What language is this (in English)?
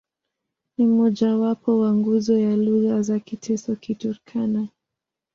Swahili